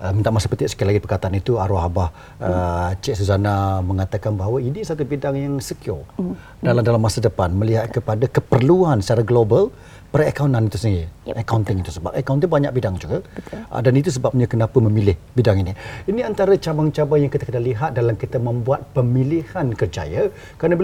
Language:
Malay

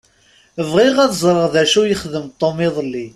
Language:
Kabyle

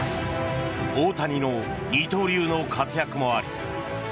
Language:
Japanese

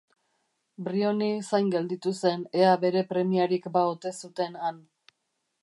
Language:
Basque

